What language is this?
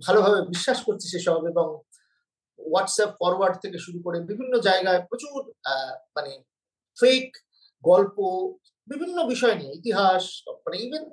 Bangla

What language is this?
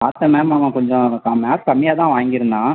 Tamil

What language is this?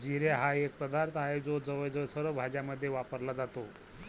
Marathi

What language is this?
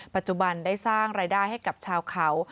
Thai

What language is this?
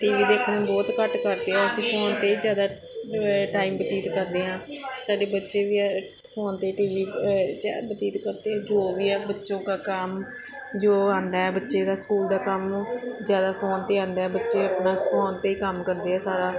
Punjabi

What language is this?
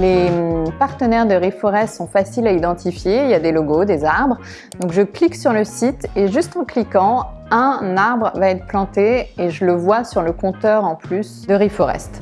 French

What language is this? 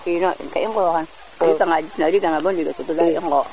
Serer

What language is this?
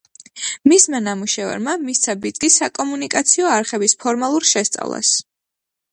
Georgian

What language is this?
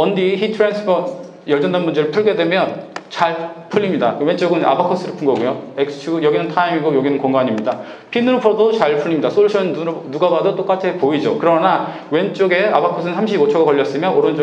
Korean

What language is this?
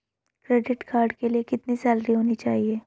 Hindi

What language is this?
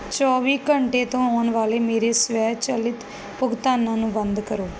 Punjabi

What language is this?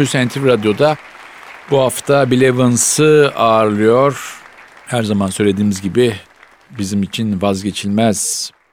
Turkish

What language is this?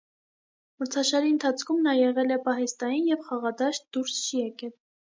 Armenian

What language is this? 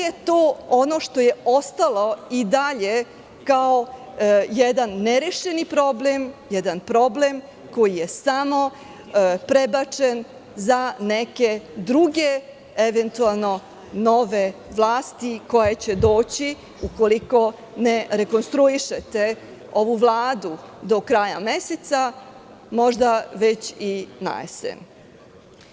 Serbian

